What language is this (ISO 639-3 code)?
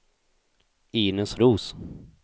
swe